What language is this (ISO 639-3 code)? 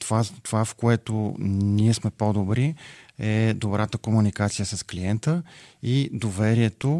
bul